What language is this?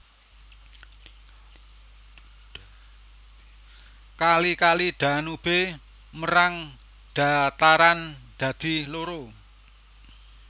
Javanese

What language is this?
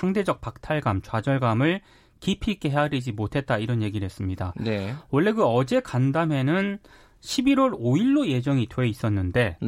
Korean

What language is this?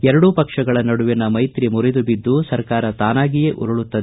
Kannada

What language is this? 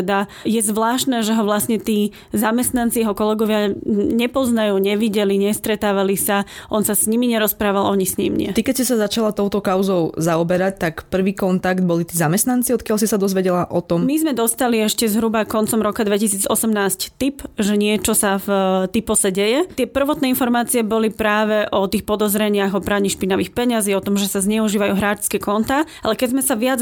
Slovak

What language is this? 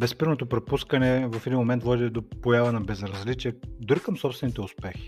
Bulgarian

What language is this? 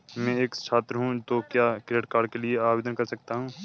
Hindi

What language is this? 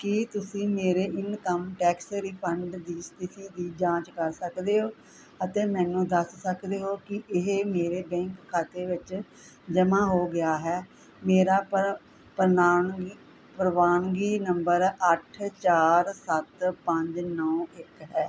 Punjabi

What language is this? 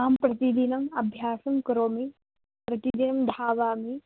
Sanskrit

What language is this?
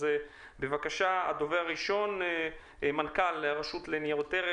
Hebrew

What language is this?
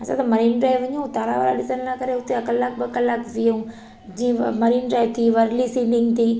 Sindhi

